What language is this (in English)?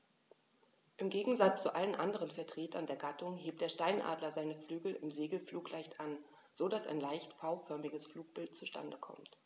German